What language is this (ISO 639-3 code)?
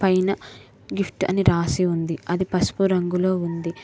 tel